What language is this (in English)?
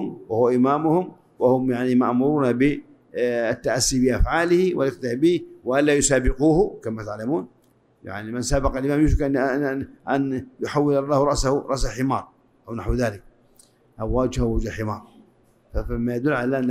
Arabic